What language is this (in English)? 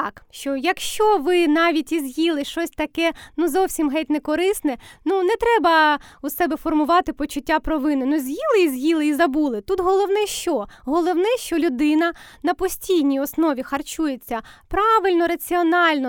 Ukrainian